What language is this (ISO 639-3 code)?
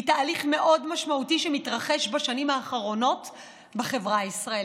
heb